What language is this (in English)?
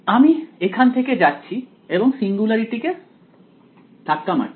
Bangla